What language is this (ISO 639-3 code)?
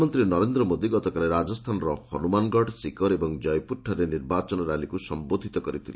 ori